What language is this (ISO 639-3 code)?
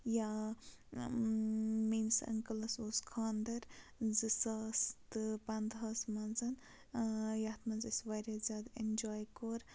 kas